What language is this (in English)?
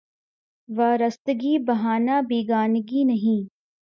Urdu